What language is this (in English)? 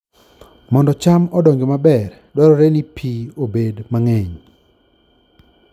Luo (Kenya and Tanzania)